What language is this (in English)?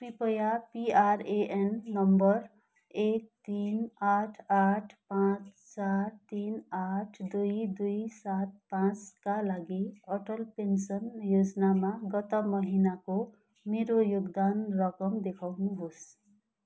Nepali